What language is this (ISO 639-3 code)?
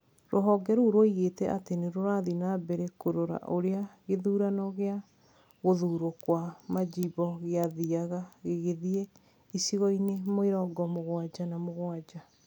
kik